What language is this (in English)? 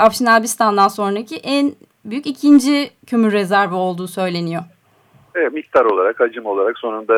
Turkish